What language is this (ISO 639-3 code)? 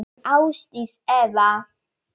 isl